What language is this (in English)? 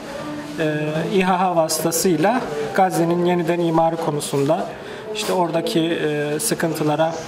Turkish